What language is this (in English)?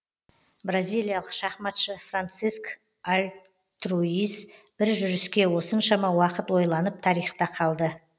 Kazakh